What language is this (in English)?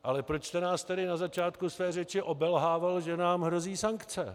Czech